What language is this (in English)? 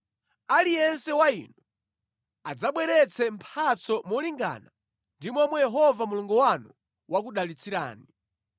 Nyanja